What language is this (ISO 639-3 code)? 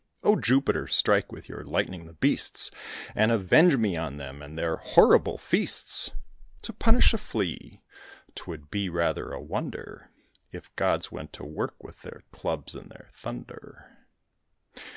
eng